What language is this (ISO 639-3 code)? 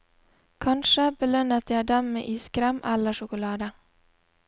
nor